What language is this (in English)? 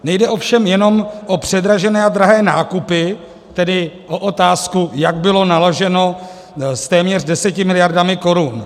Czech